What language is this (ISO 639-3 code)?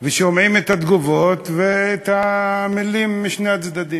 heb